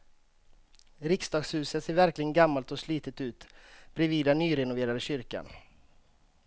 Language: Swedish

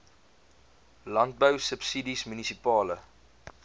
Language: Afrikaans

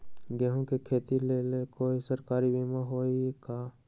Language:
Magahi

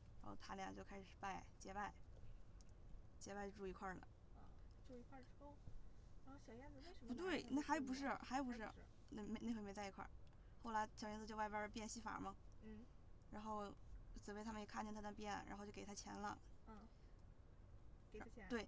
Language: Chinese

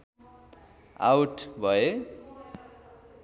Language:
Nepali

